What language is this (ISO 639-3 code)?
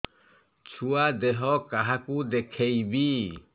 ori